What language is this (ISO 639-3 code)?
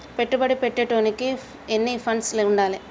tel